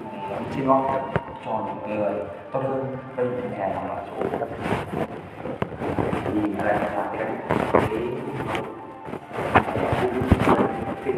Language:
Vietnamese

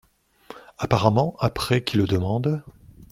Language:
French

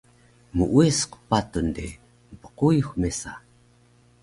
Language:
Taroko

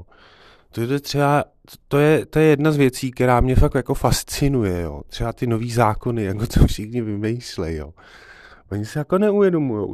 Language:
Czech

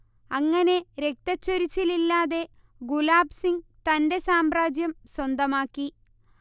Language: Malayalam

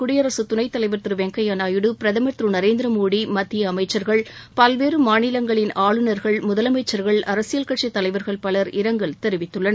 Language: Tamil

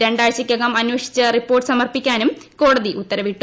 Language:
Malayalam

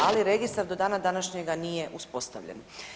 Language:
Croatian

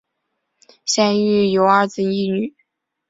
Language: Chinese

